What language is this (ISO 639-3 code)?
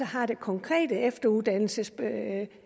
dan